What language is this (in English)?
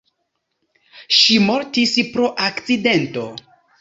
Esperanto